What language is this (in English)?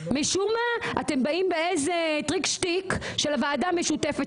Hebrew